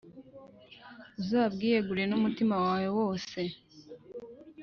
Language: Kinyarwanda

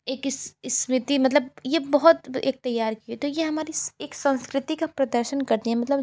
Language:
Hindi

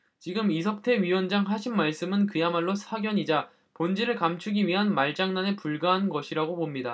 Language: Korean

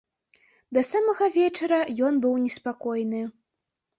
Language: Belarusian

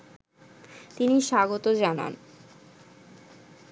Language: Bangla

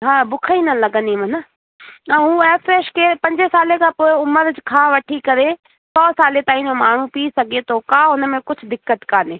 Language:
Sindhi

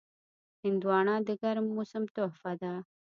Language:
Pashto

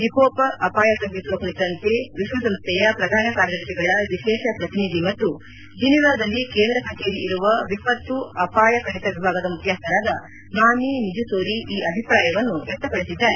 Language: Kannada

